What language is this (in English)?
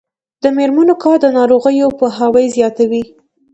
Pashto